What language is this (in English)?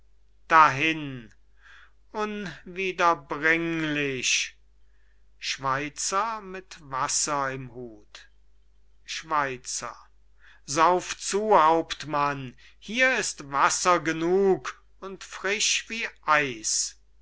German